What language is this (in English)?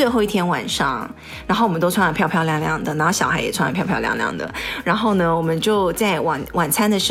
Chinese